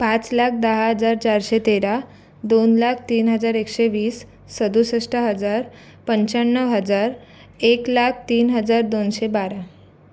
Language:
Marathi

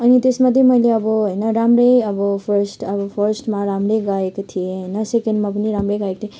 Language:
Nepali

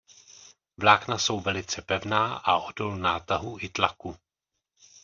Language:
Czech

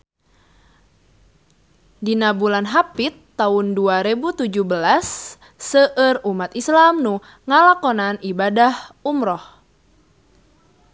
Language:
Sundanese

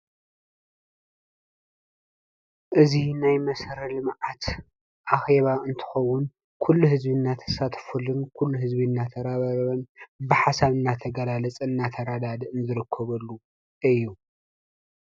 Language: Tigrinya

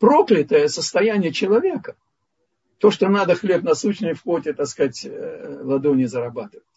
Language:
Russian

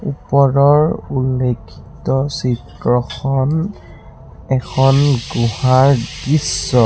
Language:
Assamese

